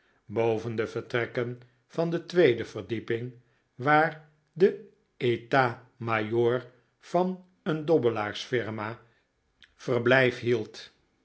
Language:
Dutch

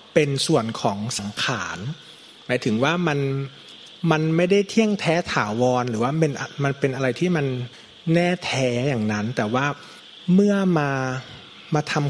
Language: Thai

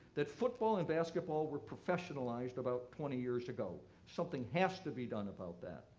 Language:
English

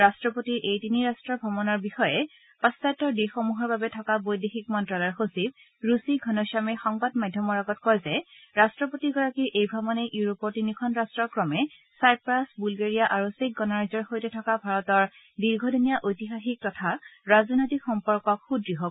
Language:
Assamese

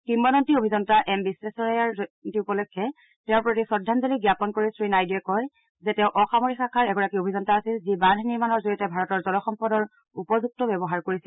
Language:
Assamese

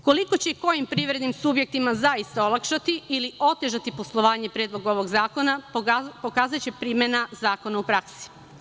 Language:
Serbian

